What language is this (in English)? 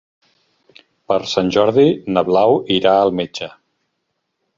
Catalan